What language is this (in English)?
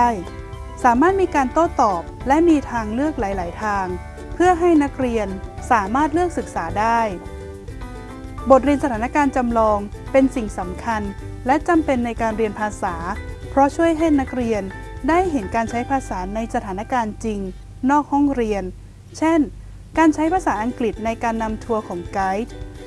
Thai